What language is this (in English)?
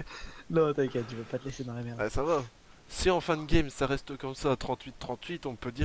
French